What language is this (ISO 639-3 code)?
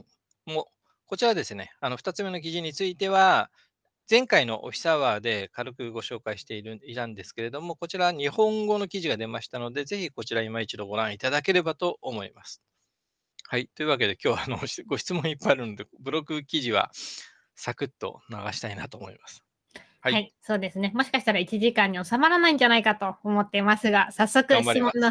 jpn